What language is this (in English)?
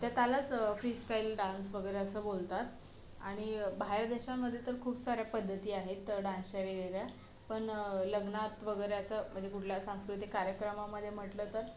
Marathi